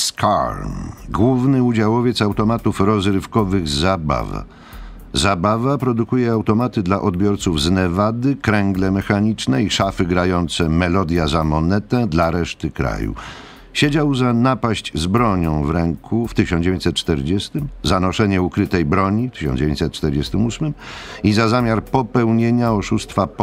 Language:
Polish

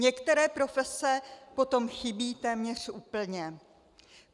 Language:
Czech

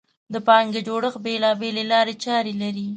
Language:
Pashto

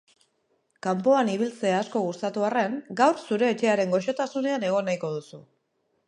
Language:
Basque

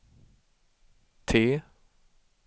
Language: Swedish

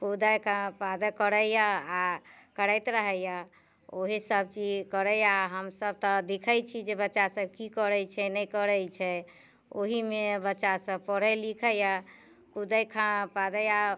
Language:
Maithili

